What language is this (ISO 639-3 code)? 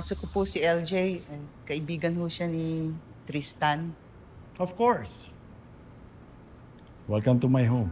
fil